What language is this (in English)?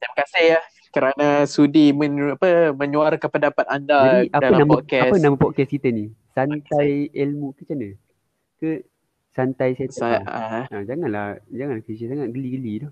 Malay